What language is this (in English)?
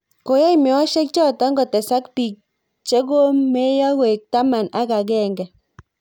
Kalenjin